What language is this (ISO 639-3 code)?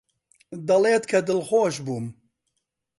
ckb